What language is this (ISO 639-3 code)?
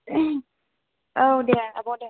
brx